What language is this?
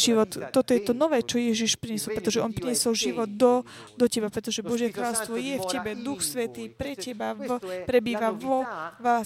Slovak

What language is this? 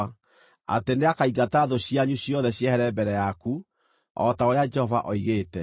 Kikuyu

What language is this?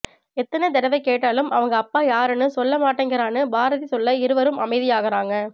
Tamil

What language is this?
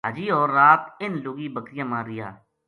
Gujari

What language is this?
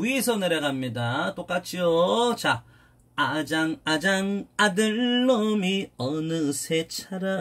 Korean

